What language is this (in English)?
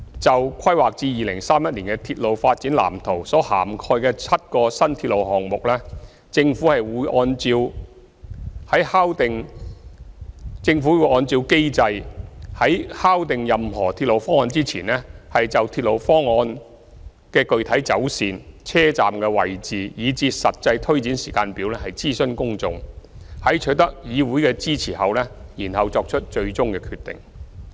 Cantonese